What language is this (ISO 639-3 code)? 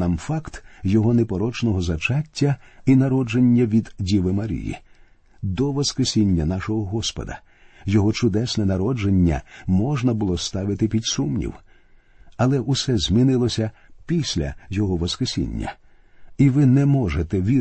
ukr